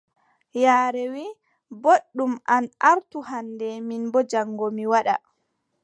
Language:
Adamawa Fulfulde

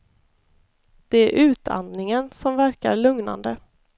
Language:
Swedish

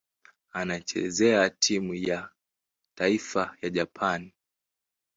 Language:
Swahili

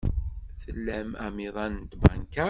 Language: Kabyle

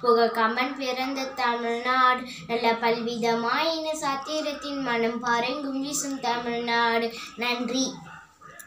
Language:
Romanian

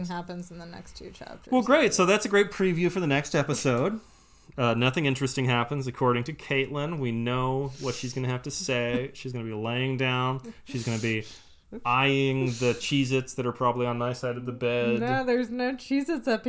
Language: English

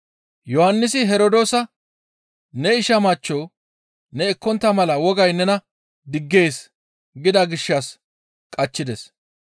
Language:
Gamo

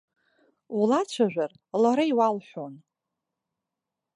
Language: Abkhazian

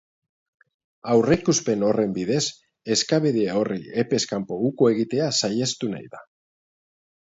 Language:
Basque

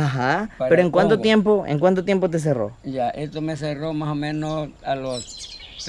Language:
Spanish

